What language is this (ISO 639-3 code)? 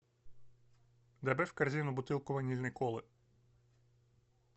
rus